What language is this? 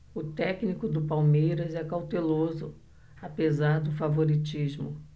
Portuguese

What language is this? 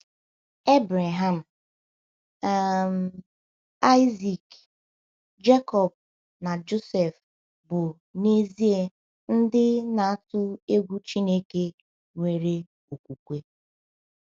Igbo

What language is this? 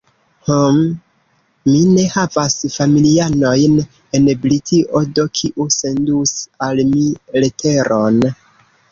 Esperanto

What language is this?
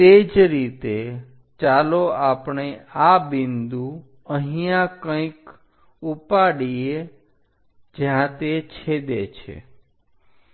Gujarati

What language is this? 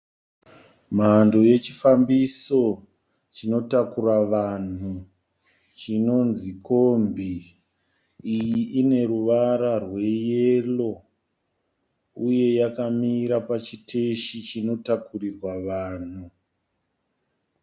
Shona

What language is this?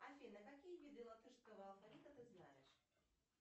Russian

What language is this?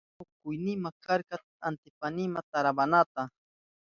Southern Pastaza Quechua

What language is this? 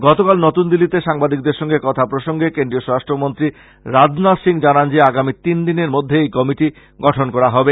Bangla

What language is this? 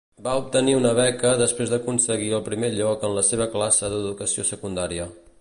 Catalan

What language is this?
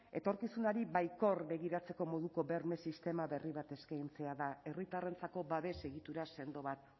Basque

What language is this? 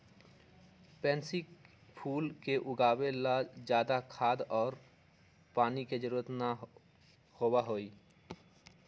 Magahi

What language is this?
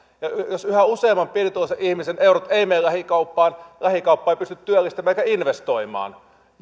Finnish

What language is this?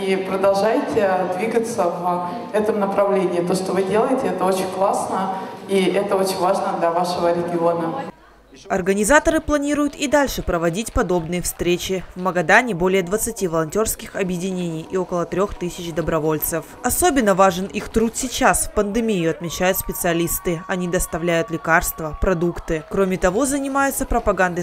Russian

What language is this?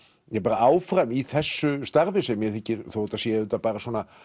Icelandic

